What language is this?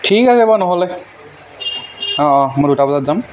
Assamese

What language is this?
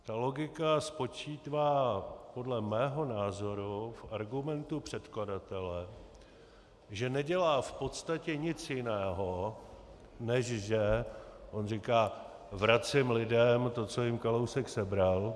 Czech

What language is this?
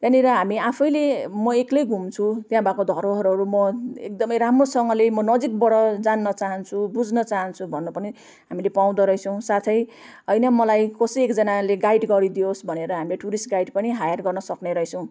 Nepali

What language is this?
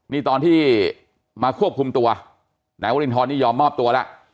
Thai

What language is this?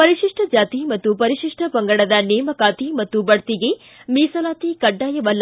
Kannada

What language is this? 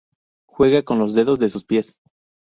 Spanish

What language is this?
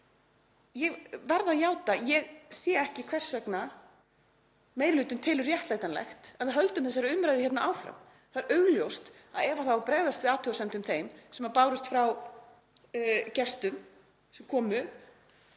Icelandic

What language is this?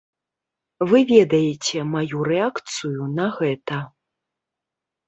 Belarusian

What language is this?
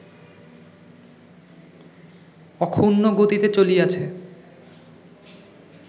Bangla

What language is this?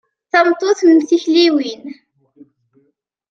Kabyle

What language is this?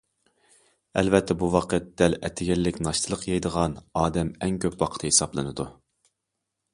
Uyghur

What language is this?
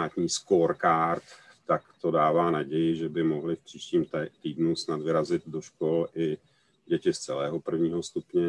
Czech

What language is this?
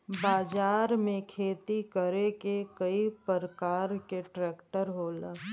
Bhojpuri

